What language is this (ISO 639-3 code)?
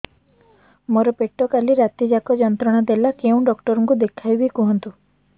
ori